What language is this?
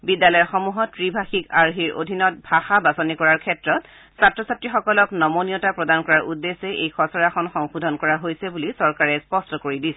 Assamese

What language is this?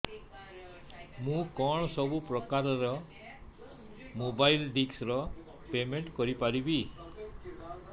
Odia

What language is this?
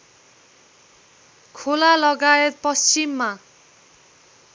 Nepali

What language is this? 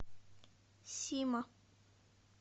Russian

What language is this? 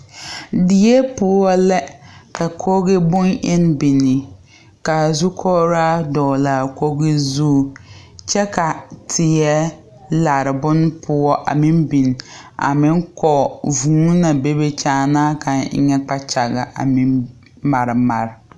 Southern Dagaare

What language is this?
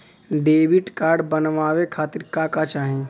Bhojpuri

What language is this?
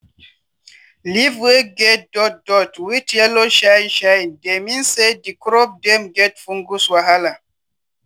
Nigerian Pidgin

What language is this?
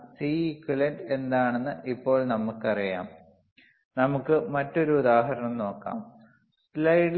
Malayalam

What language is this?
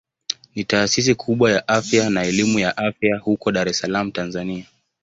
Swahili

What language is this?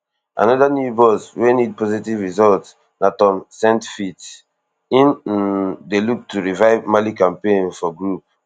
Nigerian Pidgin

